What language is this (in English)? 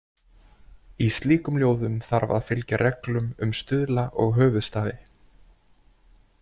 Icelandic